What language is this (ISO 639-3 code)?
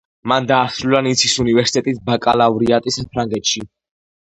kat